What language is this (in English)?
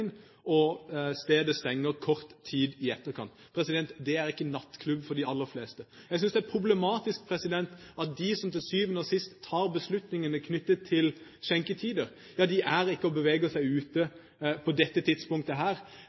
Norwegian Bokmål